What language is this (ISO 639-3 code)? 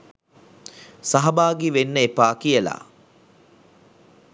sin